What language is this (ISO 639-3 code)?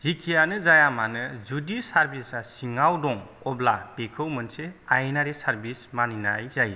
brx